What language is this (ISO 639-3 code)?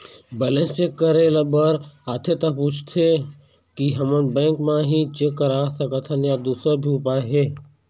hne